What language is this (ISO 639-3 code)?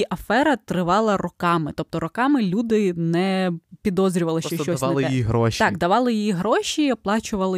ukr